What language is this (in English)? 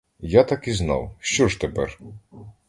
Ukrainian